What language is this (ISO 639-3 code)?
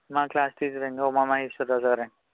tel